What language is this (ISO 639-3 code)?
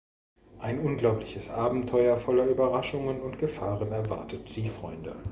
deu